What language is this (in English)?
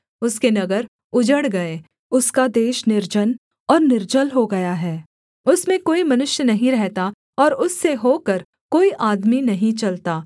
Hindi